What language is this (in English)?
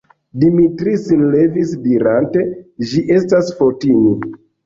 Esperanto